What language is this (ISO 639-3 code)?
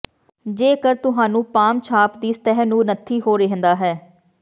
pan